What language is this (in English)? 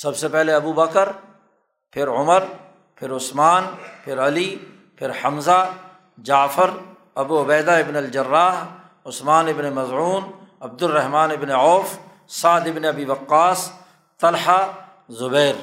Urdu